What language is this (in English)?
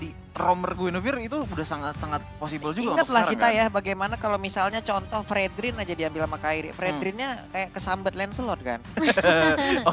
Indonesian